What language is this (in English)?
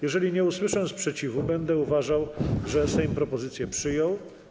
Polish